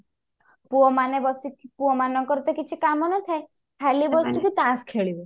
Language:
Odia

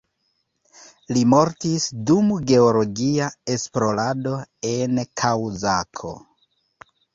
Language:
Esperanto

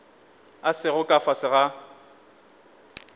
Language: Northern Sotho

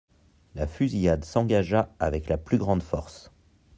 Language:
French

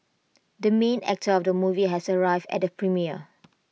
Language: English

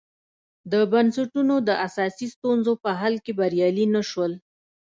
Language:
Pashto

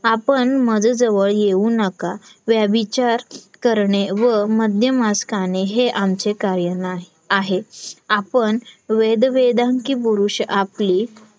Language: Marathi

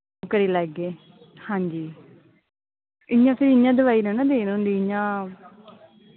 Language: Dogri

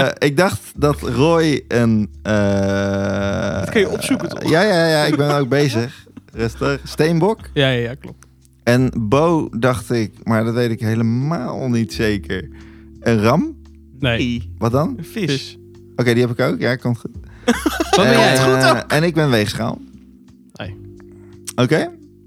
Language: Dutch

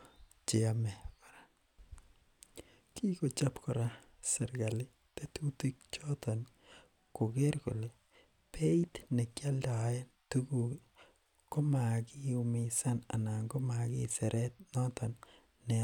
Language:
Kalenjin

